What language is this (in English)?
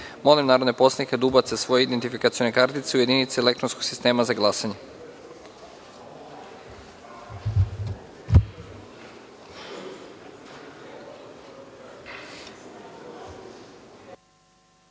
Serbian